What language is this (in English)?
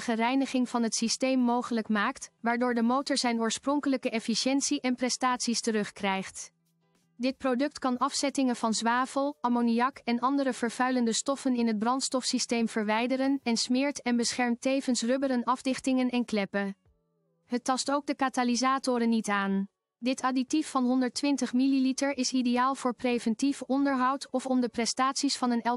Dutch